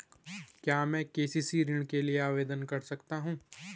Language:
Hindi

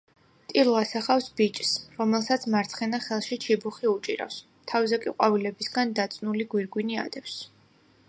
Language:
Georgian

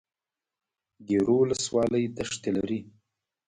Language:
Pashto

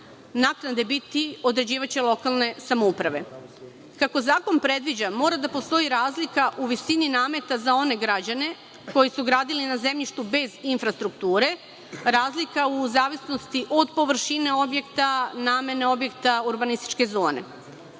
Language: Serbian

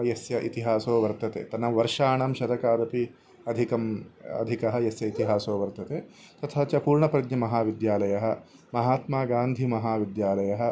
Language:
Sanskrit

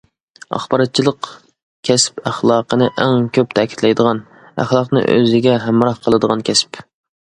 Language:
Uyghur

